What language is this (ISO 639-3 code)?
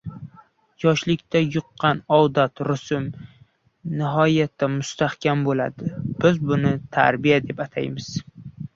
uzb